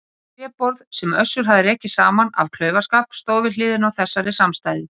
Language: Icelandic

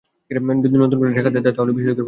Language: Bangla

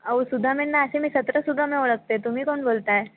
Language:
Marathi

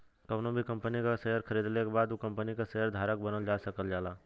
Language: Bhojpuri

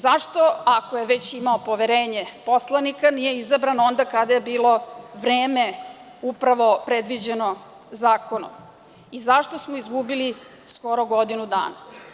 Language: Serbian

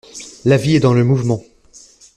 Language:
French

